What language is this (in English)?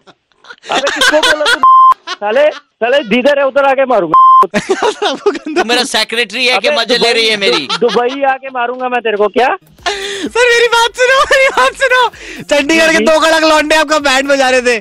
Punjabi